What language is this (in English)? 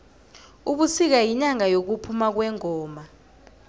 South Ndebele